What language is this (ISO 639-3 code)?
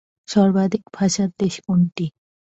ben